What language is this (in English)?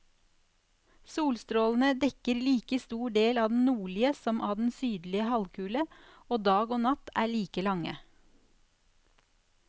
Norwegian